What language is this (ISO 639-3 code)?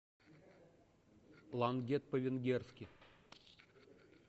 rus